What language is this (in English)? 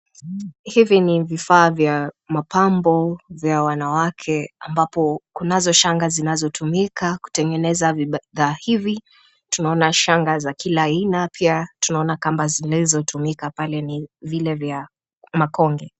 Swahili